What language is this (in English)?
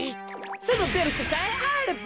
Japanese